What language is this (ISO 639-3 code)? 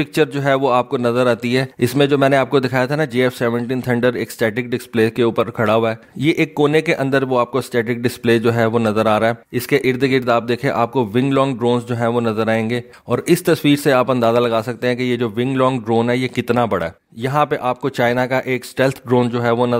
hin